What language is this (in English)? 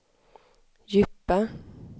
Swedish